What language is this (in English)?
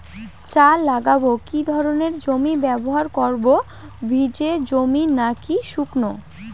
Bangla